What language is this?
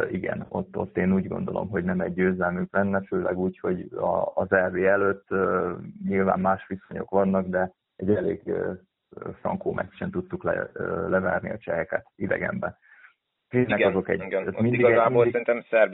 Hungarian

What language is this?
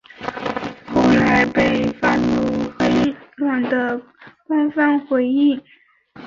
Chinese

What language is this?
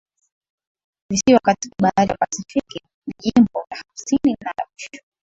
Swahili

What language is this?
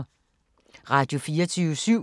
Danish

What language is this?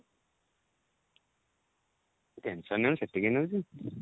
Odia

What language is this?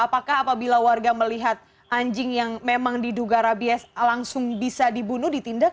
Indonesian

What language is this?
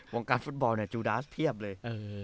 Thai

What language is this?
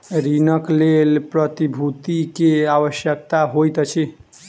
Maithili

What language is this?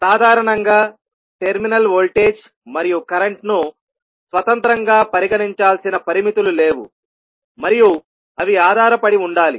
Telugu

